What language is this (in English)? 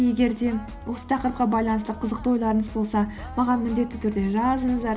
Kazakh